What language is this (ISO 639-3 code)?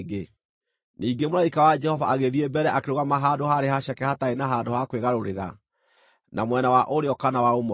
kik